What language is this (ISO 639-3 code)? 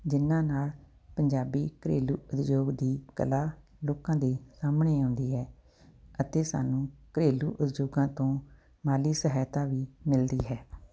pan